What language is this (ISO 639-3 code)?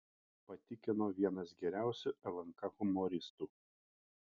lit